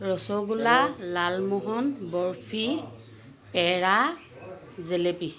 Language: Assamese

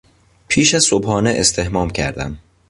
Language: Persian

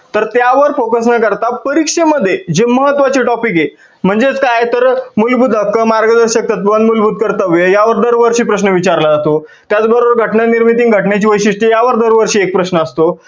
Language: Marathi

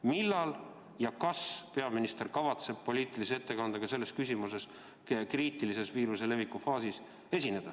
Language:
Estonian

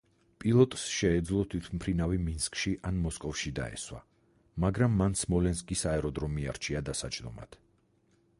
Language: Georgian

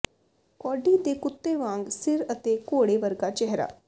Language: Punjabi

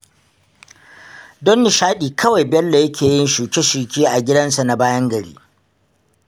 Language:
Hausa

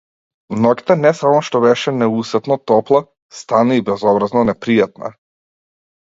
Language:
Macedonian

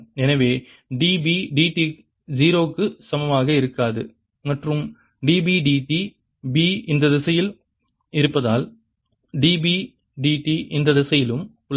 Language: Tamil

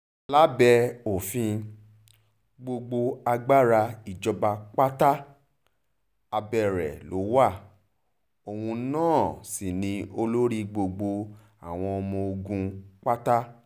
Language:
Yoruba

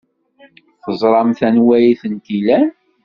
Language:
Kabyle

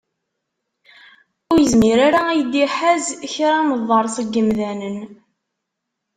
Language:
Kabyle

